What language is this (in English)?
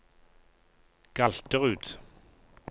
Norwegian